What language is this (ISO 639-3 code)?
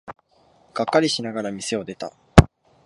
jpn